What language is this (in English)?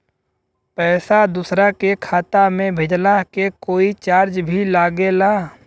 Bhojpuri